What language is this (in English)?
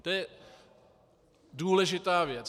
Czech